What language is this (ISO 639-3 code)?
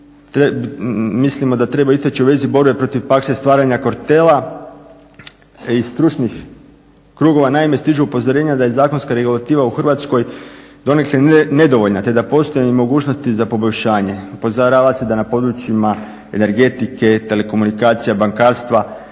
hrv